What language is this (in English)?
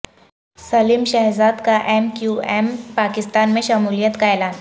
Urdu